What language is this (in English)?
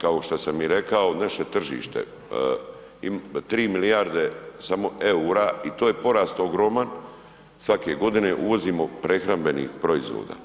Croatian